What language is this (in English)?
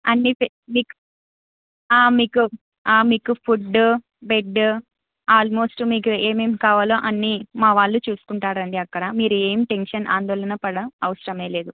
Telugu